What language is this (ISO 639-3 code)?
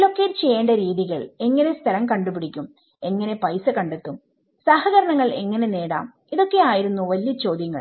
mal